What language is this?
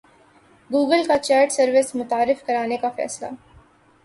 Urdu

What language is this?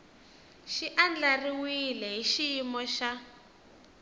Tsonga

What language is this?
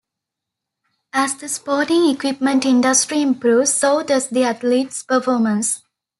English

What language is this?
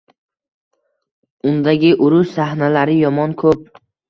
Uzbek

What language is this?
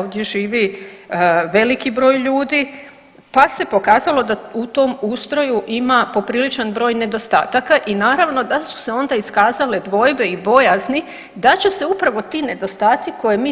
Croatian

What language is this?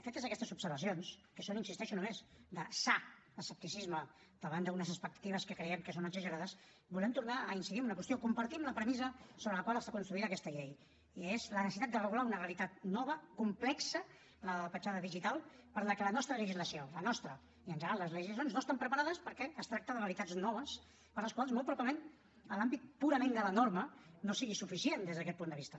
Catalan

